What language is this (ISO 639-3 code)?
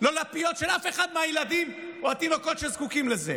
heb